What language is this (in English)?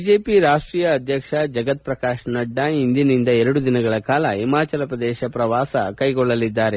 Kannada